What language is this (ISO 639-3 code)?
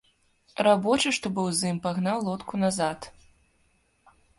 bel